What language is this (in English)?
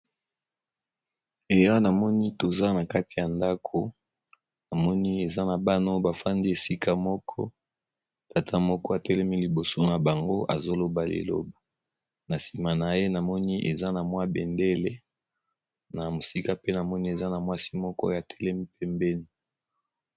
Lingala